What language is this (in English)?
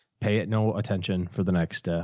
English